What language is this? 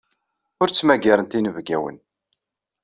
Kabyle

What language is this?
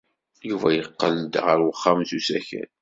Kabyle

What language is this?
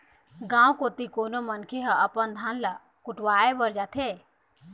Chhattisgarhi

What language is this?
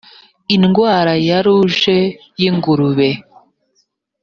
Kinyarwanda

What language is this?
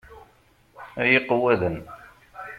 Kabyle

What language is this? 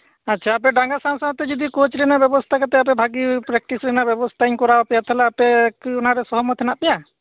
Santali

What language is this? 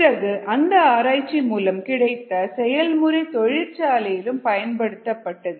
Tamil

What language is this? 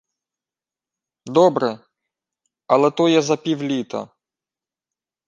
Ukrainian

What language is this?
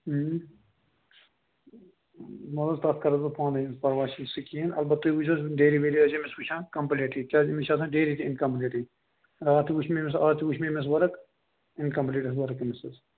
Kashmiri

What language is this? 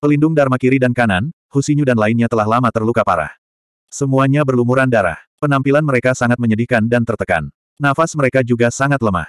Indonesian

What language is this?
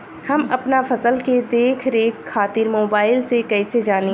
Bhojpuri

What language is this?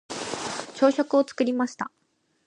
Japanese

